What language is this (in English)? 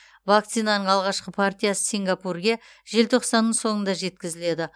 Kazakh